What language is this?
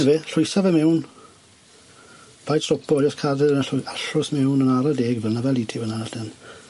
Welsh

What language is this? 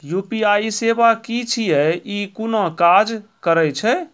Maithili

